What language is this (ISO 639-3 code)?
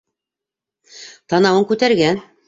bak